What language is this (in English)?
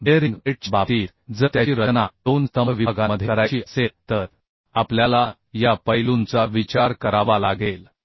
Marathi